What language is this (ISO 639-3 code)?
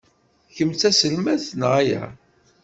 kab